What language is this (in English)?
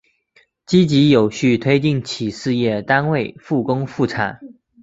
Chinese